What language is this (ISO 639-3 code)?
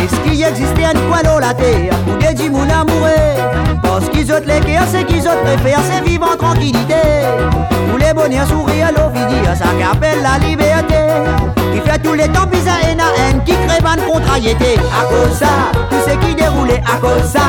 fra